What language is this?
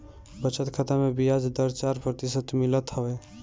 Bhojpuri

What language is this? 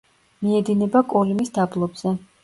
Georgian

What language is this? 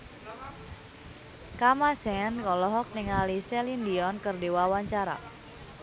Sundanese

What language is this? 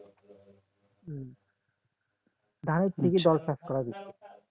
Bangla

